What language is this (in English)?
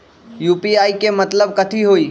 Magahi